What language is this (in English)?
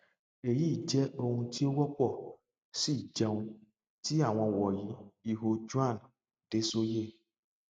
Yoruba